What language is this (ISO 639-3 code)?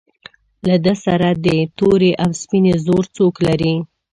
pus